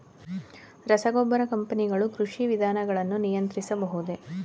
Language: Kannada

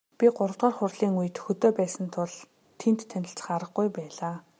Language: Mongolian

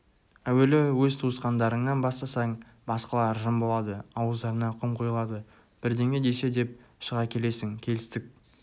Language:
Kazakh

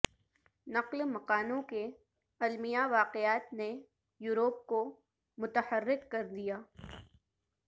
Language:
Urdu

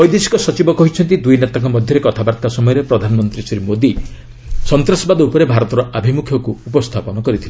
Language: Odia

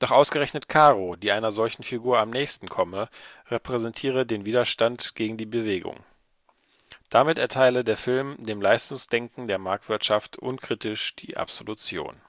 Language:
German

